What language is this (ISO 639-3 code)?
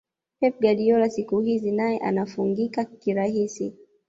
swa